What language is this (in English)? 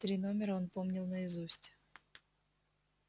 Russian